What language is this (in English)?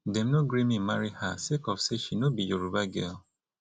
Nigerian Pidgin